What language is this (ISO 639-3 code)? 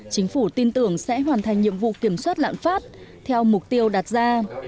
vie